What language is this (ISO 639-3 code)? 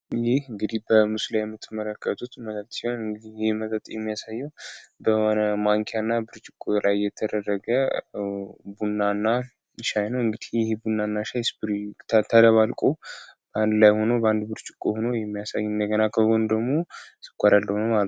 amh